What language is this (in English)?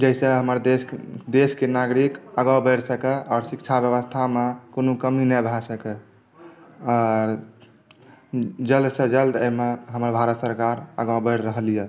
Maithili